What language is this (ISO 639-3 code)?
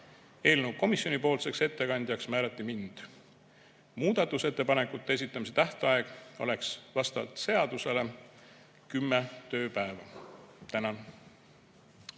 est